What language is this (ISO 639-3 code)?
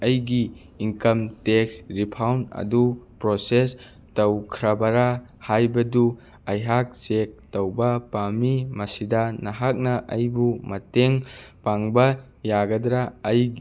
mni